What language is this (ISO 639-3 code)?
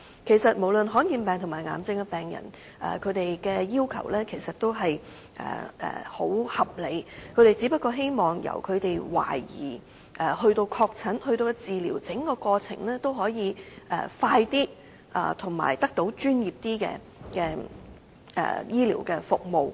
yue